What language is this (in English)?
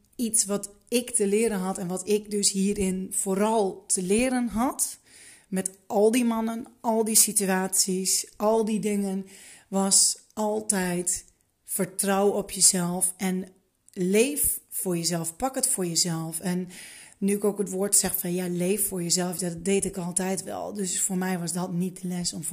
Dutch